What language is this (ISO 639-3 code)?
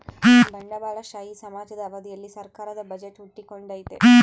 kan